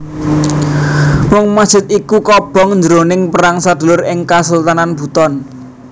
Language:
Javanese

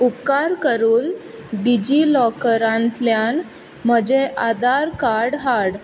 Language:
Konkani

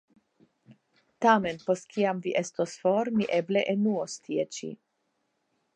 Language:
Esperanto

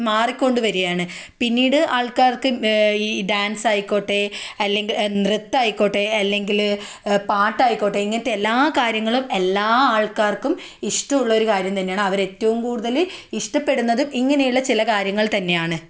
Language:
Malayalam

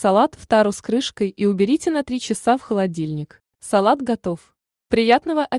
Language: Russian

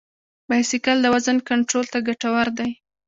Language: Pashto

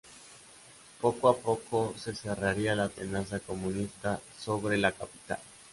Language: Spanish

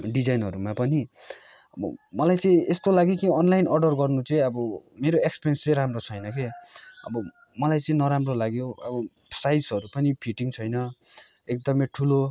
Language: Nepali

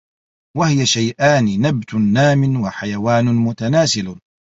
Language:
Arabic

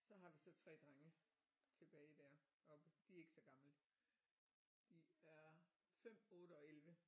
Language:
Danish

